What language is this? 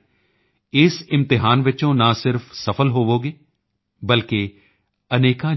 Punjabi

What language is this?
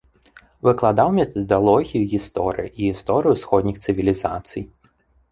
Belarusian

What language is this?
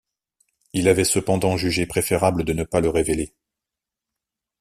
French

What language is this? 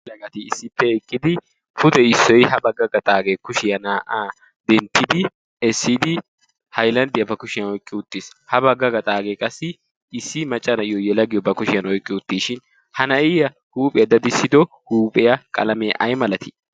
Wolaytta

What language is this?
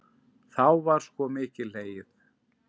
Icelandic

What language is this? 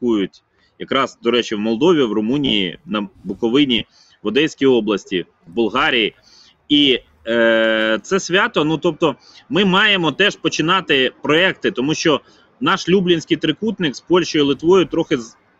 Ukrainian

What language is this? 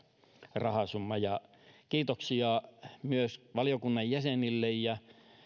Finnish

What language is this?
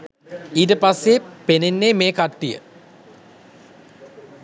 Sinhala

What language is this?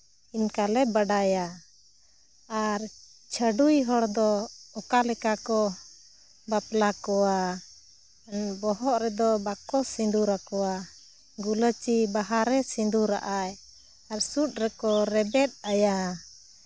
Santali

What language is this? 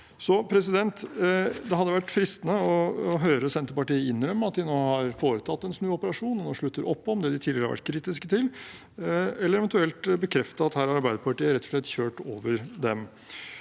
Norwegian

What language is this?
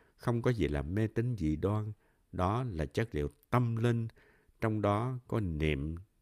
Vietnamese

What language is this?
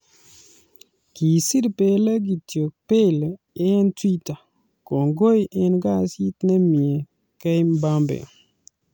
Kalenjin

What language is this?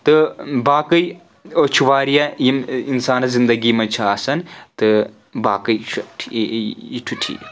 Kashmiri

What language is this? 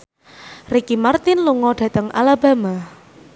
Javanese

